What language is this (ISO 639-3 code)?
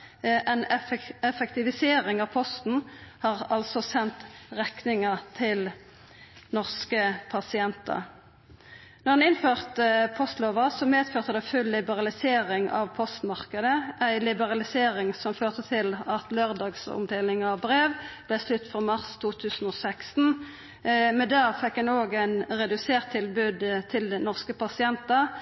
nno